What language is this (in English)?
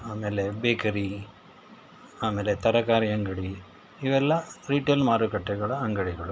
Kannada